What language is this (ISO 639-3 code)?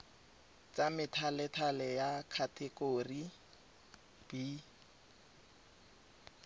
tsn